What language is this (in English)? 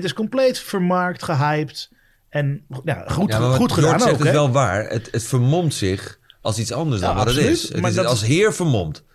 Dutch